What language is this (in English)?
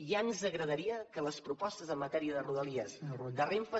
Catalan